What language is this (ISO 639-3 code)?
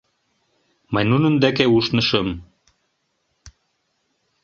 chm